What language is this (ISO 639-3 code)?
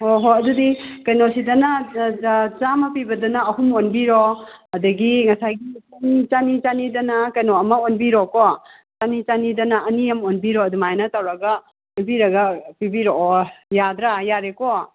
mni